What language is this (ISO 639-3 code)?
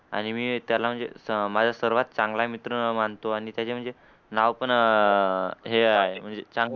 mar